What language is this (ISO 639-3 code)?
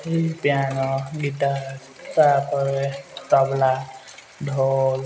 ori